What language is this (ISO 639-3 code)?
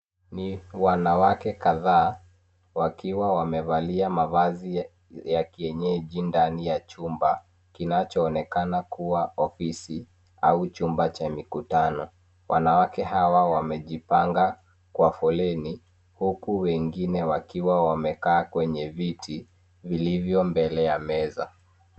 swa